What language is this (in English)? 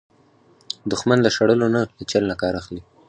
Pashto